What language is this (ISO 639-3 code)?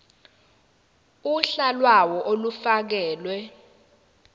zul